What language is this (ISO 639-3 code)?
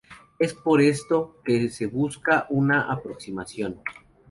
spa